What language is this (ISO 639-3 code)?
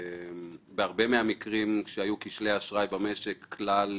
heb